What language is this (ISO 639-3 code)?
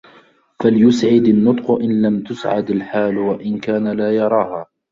ara